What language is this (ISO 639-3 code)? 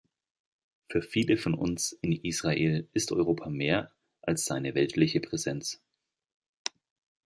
deu